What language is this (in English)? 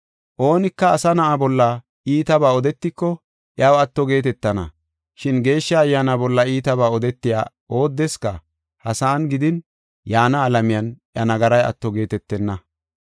Gofa